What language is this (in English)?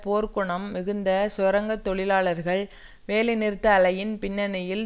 Tamil